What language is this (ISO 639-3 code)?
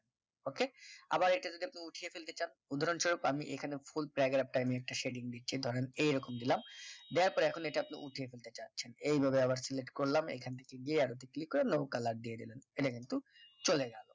ben